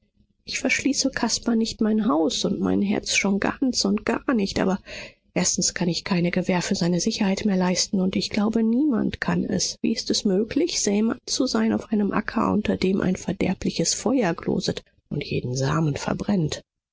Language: German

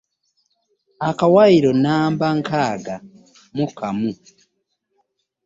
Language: Ganda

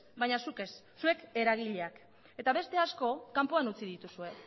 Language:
Basque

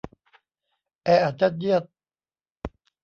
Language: Thai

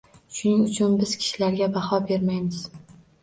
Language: Uzbek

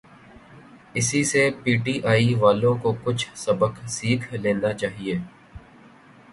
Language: Urdu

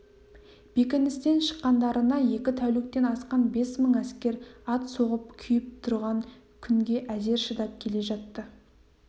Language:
Kazakh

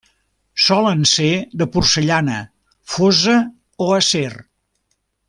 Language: Catalan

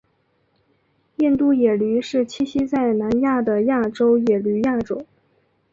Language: Chinese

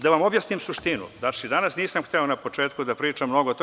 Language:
Serbian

